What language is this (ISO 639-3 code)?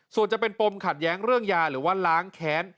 tha